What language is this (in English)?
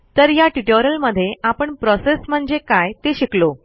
Marathi